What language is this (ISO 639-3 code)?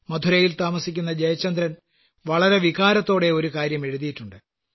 mal